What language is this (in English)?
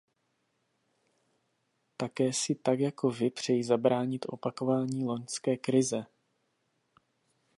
Czech